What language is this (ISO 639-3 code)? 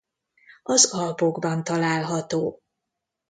hun